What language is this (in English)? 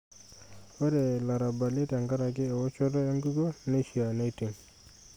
Masai